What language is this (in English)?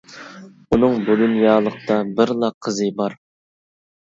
Uyghur